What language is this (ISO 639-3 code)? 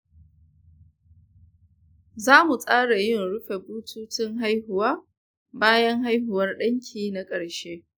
hau